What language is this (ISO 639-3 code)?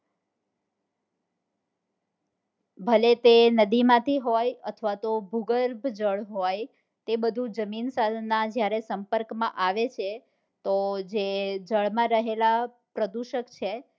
guj